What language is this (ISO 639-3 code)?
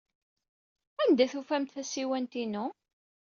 kab